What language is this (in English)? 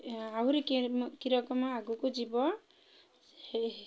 Odia